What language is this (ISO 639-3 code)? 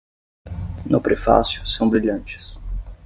por